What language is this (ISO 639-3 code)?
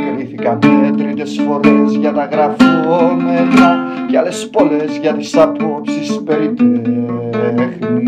ell